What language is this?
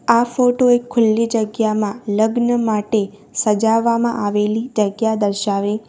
Gujarati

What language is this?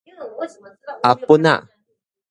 Min Nan Chinese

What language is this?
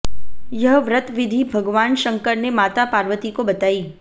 Hindi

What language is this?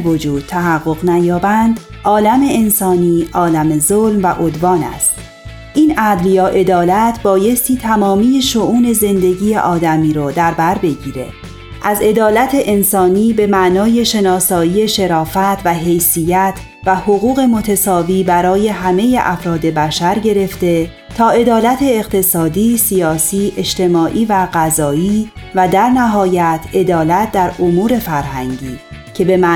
Persian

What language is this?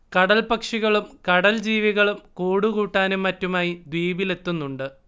Malayalam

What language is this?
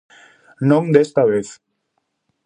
Galician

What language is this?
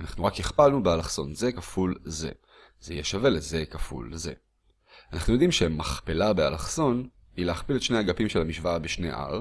Hebrew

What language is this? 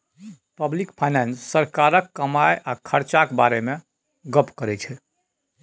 Maithili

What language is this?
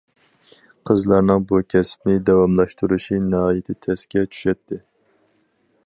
Uyghur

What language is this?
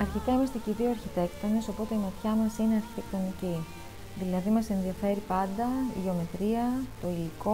Greek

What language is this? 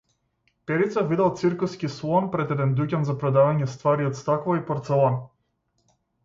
Macedonian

